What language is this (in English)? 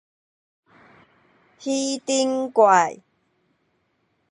Min Nan Chinese